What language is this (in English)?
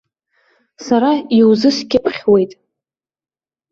Abkhazian